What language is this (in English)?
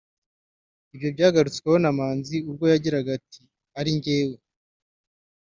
Kinyarwanda